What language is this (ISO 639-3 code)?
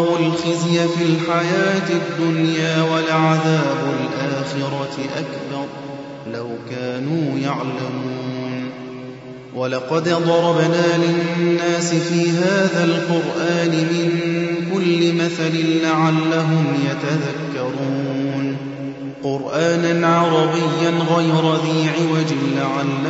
ara